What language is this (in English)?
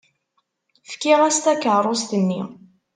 Kabyle